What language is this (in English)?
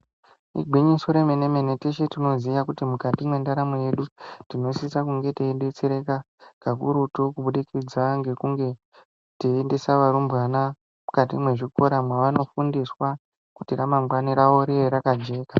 Ndau